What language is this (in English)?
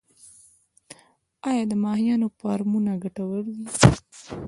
Pashto